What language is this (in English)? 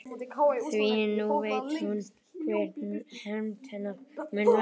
Icelandic